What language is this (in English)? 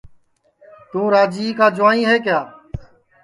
Sansi